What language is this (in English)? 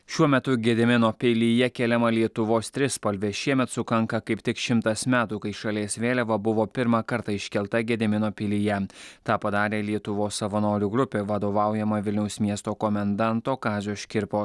Lithuanian